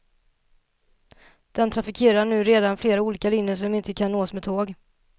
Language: Swedish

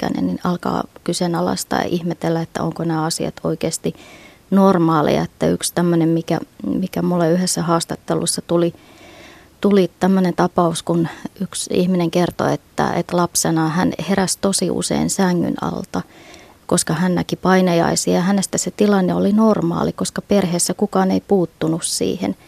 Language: Finnish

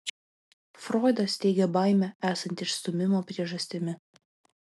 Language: Lithuanian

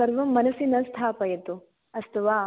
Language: Sanskrit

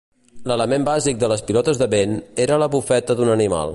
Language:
Catalan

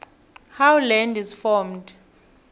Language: South Ndebele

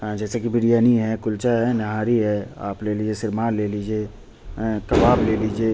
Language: Urdu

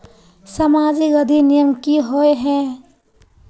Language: Magahi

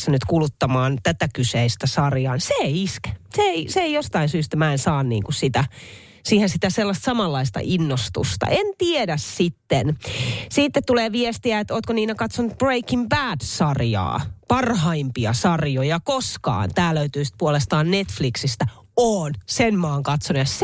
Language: Finnish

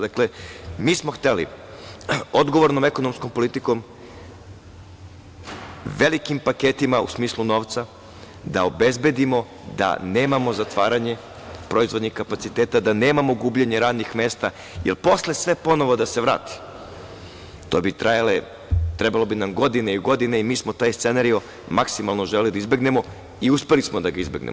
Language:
Serbian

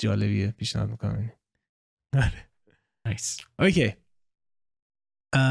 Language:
Persian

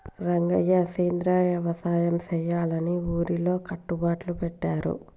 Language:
Telugu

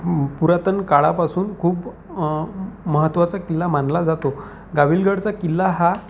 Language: Marathi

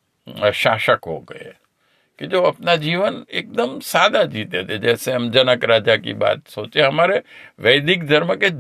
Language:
Hindi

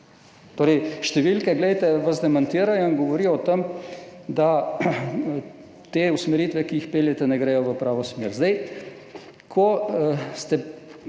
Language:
Slovenian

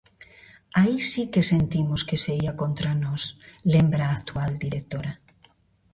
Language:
Galician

